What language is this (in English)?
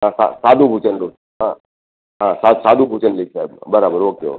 Gujarati